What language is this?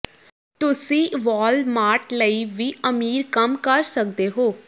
Punjabi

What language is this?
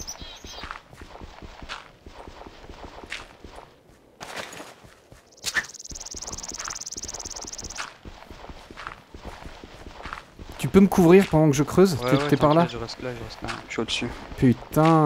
French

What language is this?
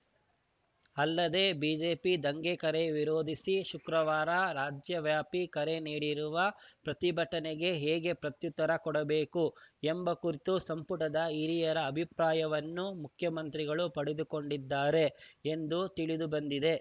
Kannada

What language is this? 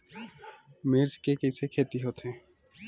Chhattisgarhi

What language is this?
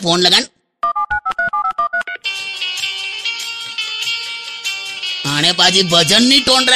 Hindi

